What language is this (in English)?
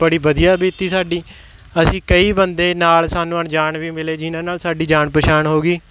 Punjabi